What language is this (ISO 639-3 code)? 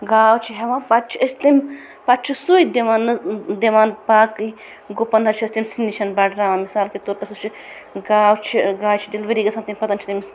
kas